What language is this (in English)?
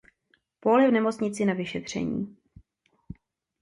Czech